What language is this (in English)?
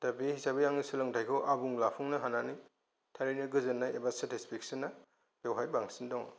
Bodo